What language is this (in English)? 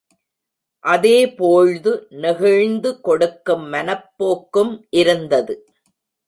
Tamil